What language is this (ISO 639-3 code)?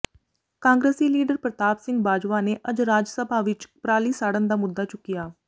pan